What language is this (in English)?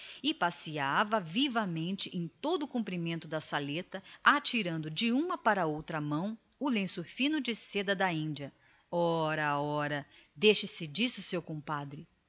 Portuguese